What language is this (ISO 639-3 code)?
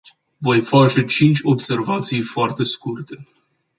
ron